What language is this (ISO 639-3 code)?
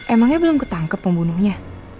ind